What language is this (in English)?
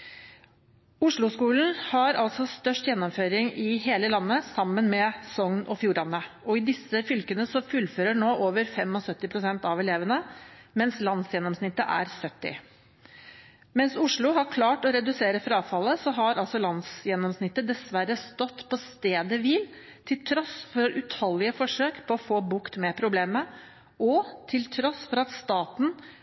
Norwegian Bokmål